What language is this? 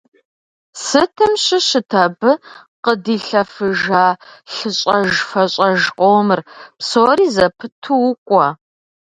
Kabardian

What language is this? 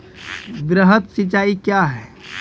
Maithili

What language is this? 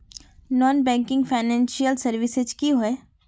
Magahi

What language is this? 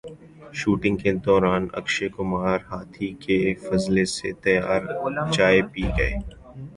Urdu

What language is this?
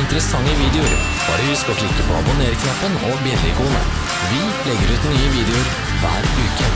Norwegian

